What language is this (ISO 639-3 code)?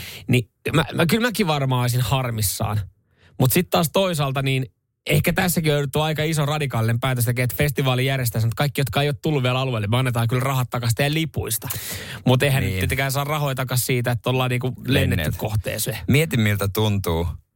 fin